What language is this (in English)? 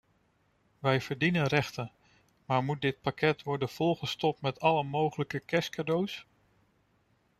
Dutch